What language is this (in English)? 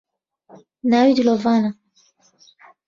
Central Kurdish